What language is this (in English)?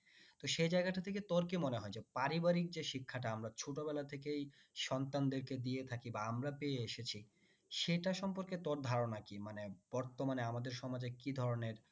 Bangla